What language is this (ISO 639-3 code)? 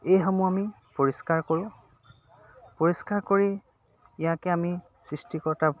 asm